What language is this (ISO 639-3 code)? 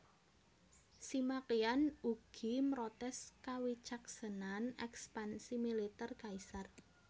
jav